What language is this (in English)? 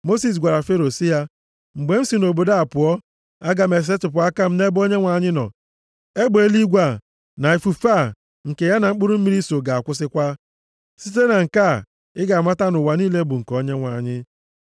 Igbo